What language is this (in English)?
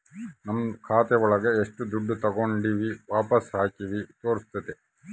Kannada